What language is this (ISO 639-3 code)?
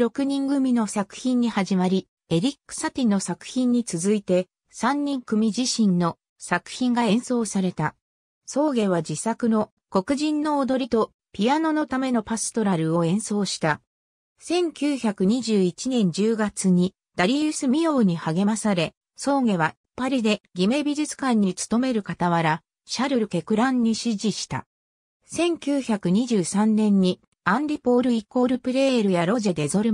jpn